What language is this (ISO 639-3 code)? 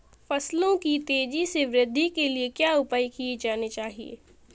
hin